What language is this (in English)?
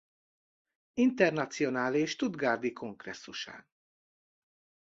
Hungarian